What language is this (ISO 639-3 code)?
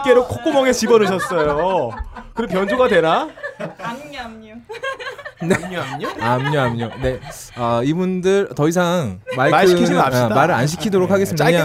kor